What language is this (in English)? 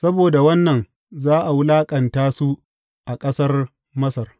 Hausa